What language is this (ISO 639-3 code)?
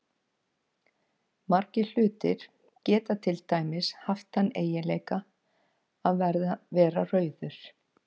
isl